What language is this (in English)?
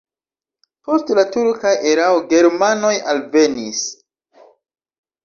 Esperanto